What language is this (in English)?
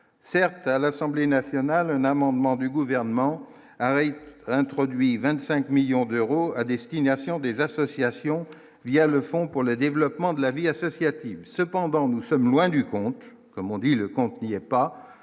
French